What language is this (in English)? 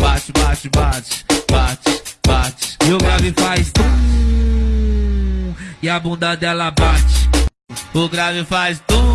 Portuguese